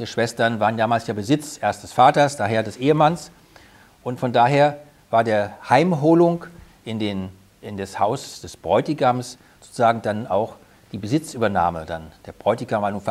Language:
German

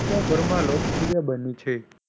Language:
Gujarati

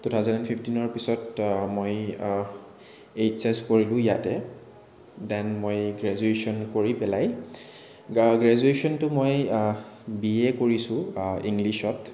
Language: Assamese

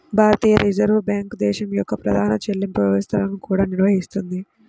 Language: Telugu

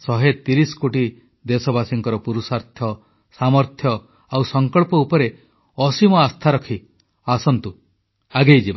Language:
Odia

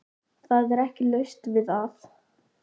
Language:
Icelandic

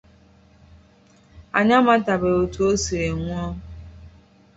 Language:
Igbo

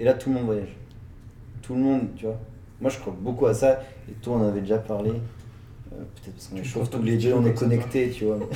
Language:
French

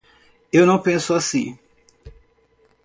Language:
Portuguese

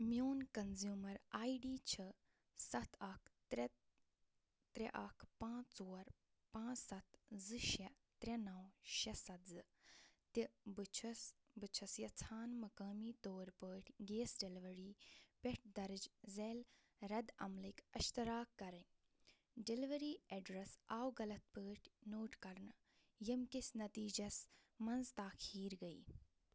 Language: Kashmiri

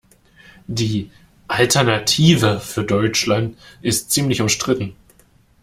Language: German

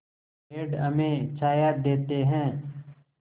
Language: Hindi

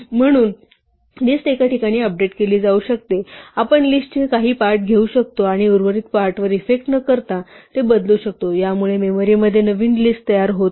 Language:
Marathi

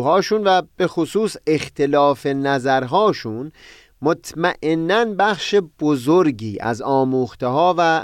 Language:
Persian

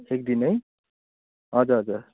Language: Nepali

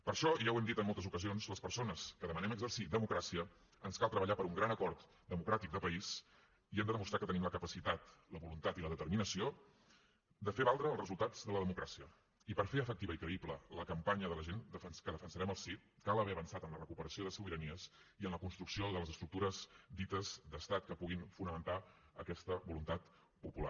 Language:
Catalan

